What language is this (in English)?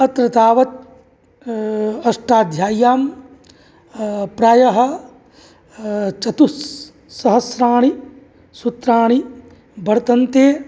Sanskrit